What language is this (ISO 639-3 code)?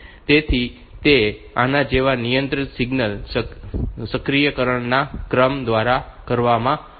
guj